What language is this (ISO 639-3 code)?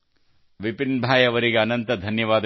kan